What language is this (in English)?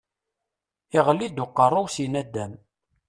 Kabyle